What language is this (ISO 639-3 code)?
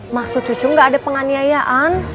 ind